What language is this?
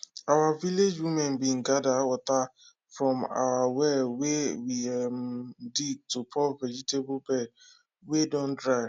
Nigerian Pidgin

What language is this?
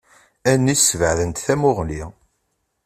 Kabyle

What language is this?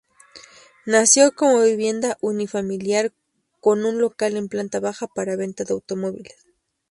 Spanish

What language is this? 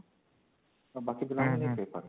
Odia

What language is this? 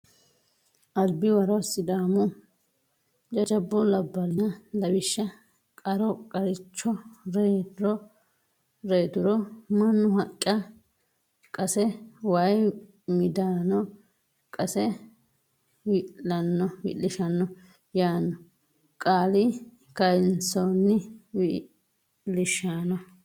Sidamo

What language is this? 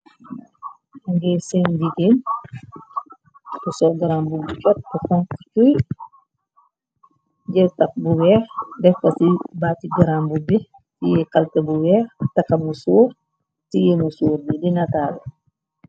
Wolof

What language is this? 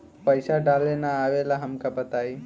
Bhojpuri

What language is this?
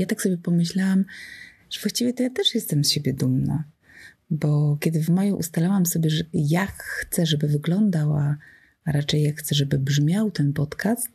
Polish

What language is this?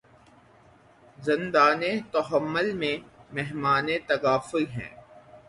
Urdu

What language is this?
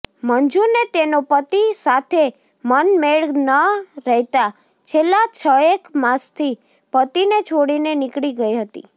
Gujarati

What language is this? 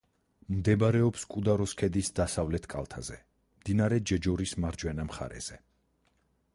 Georgian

